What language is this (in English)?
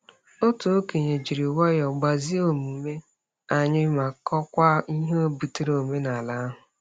Igbo